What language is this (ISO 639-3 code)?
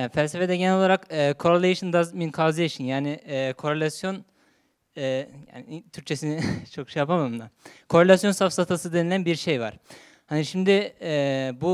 tur